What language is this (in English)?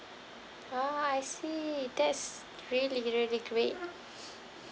English